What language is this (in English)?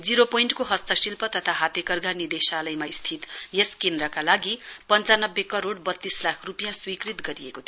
Nepali